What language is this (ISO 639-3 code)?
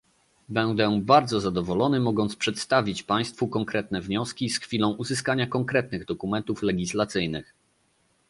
pol